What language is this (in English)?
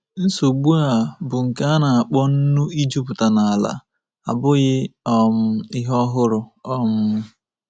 Igbo